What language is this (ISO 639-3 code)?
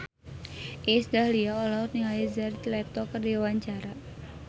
sun